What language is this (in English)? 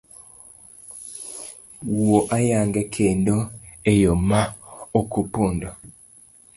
Luo (Kenya and Tanzania)